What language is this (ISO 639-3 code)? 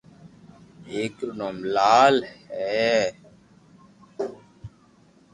lrk